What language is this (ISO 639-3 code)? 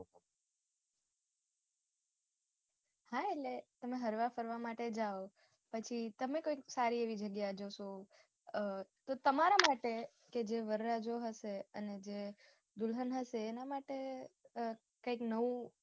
guj